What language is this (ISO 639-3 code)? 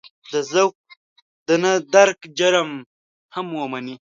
pus